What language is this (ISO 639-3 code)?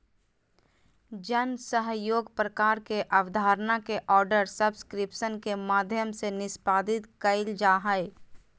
mag